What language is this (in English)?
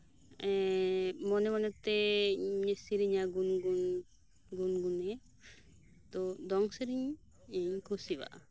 Santali